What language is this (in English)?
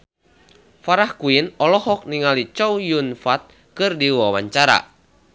Sundanese